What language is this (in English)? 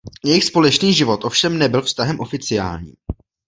Czech